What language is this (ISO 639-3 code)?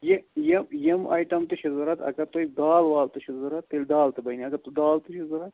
kas